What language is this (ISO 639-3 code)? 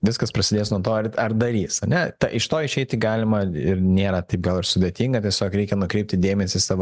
lit